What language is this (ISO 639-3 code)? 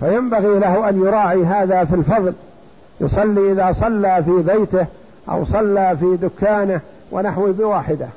ara